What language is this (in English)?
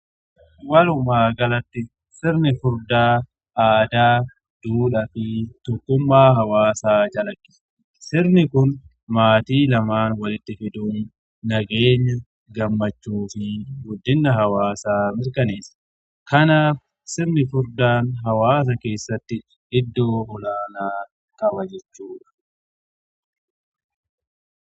Oromo